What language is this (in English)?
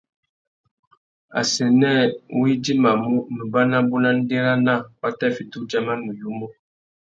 Tuki